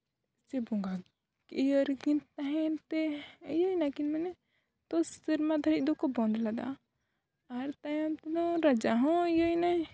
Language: Santali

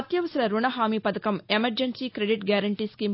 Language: Telugu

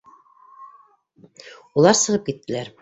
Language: Bashkir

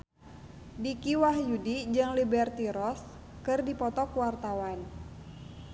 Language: Sundanese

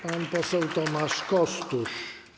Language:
Polish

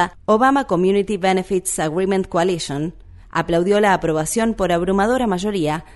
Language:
Spanish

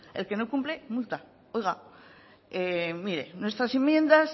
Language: Spanish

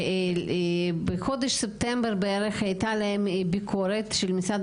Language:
Hebrew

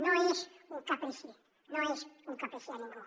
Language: Catalan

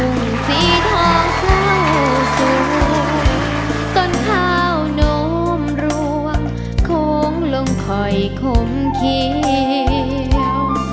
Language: Thai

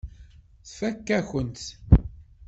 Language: Kabyle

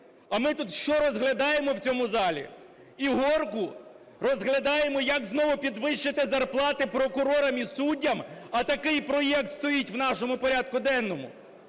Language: Ukrainian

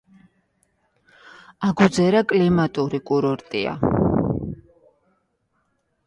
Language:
Georgian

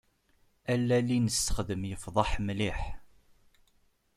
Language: Kabyle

